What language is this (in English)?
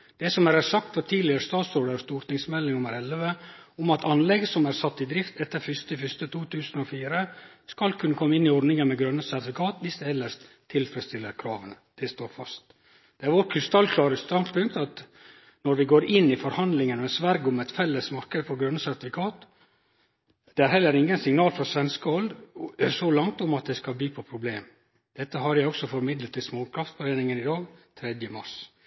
Norwegian Nynorsk